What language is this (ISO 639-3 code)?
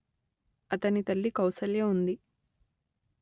tel